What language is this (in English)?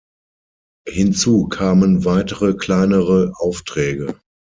German